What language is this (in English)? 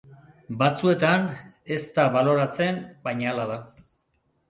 Basque